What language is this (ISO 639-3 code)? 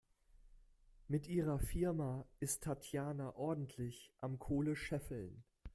deu